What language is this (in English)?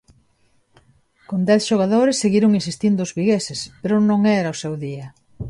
Galician